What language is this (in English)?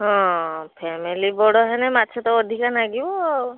Odia